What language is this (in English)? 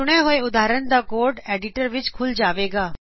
Punjabi